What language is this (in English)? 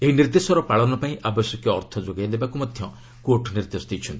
Odia